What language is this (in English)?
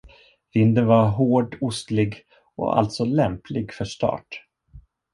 Swedish